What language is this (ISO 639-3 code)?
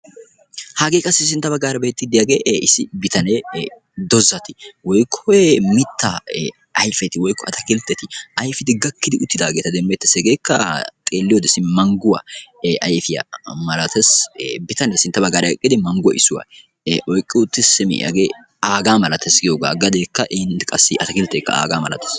wal